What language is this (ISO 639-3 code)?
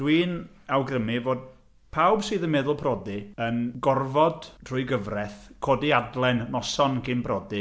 cym